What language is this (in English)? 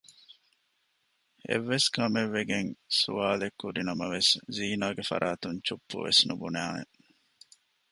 Divehi